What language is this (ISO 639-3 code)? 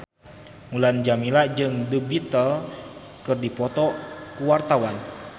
sun